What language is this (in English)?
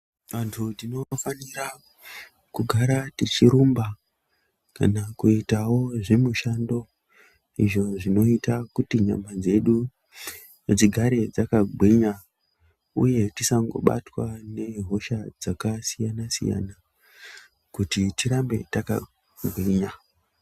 Ndau